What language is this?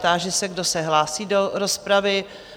Czech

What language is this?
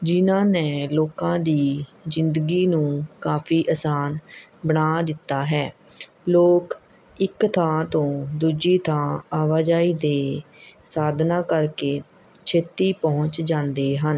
Punjabi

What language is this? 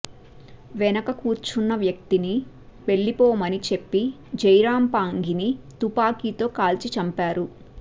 Telugu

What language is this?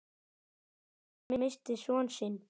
Icelandic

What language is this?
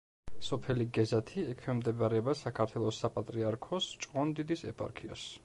Georgian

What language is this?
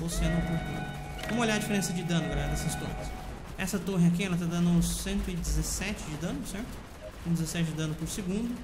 Portuguese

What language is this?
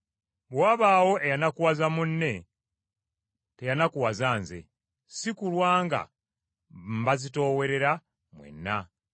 Ganda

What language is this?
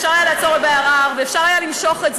Hebrew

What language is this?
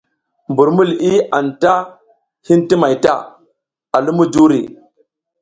South Giziga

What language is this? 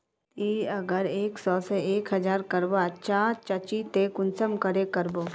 Magahi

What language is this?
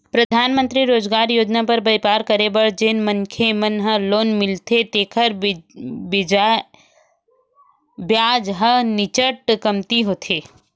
Chhattisgarhi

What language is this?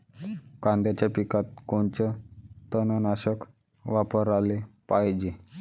Marathi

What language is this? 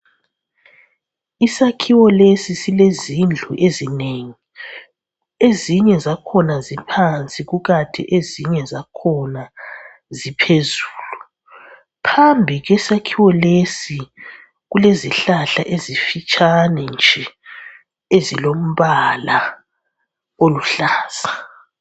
North Ndebele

